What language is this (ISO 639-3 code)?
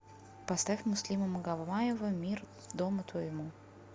rus